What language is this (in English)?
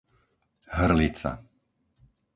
Slovak